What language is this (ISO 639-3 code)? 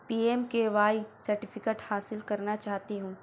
urd